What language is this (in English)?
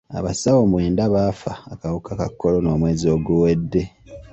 Ganda